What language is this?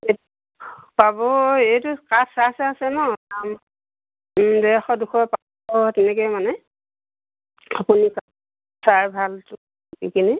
Assamese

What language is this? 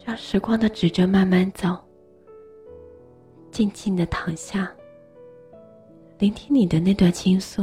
Chinese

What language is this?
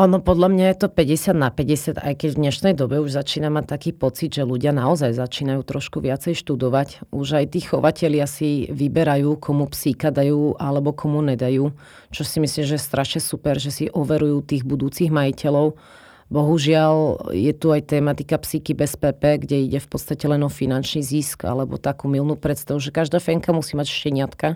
Slovak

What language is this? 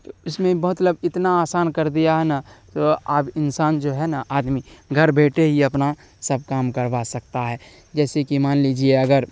Urdu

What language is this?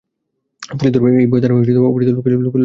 Bangla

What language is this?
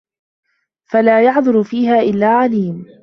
Arabic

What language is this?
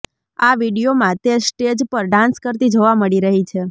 Gujarati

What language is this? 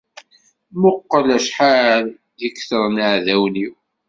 Kabyle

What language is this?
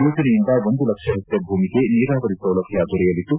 Kannada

